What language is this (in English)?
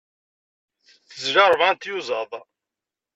Kabyle